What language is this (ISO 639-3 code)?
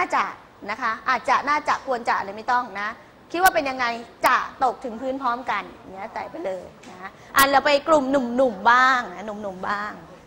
tha